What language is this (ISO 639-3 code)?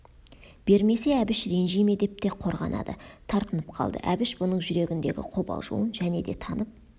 kaz